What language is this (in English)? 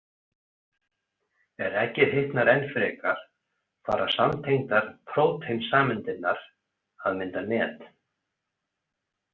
Icelandic